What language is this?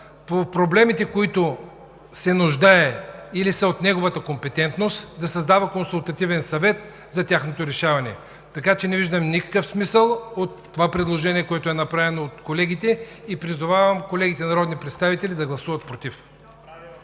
Bulgarian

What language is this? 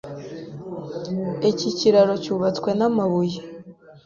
Kinyarwanda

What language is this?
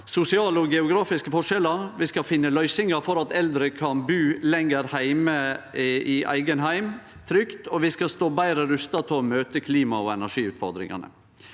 Norwegian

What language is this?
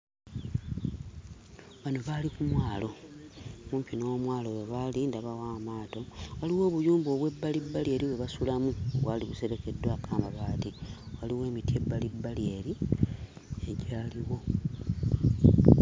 Ganda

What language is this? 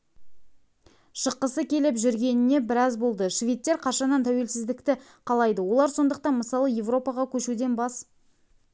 Kazakh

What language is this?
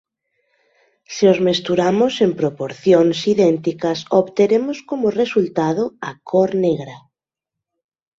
Galician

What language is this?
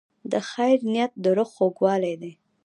Pashto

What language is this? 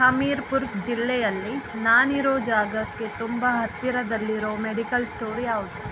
Kannada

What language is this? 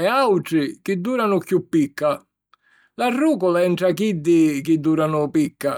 Sicilian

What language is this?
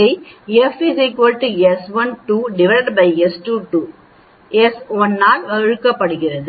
Tamil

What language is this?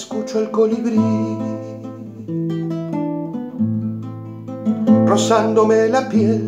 Spanish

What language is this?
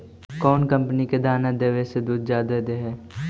Magahi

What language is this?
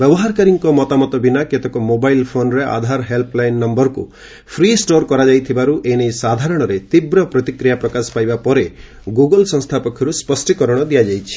Odia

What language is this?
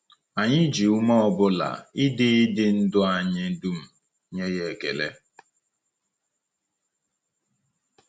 Igbo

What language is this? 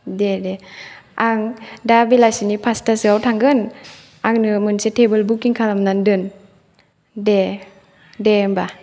Bodo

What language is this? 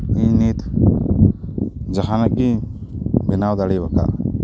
Santali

